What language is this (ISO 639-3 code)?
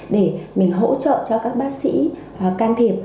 vie